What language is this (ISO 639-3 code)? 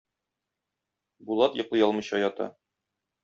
tat